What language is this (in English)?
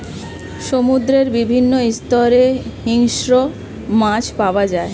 Bangla